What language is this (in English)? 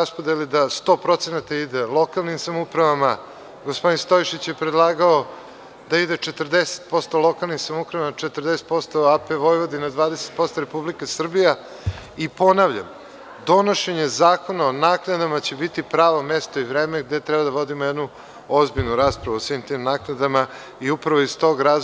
Serbian